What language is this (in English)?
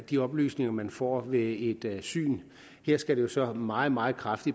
Danish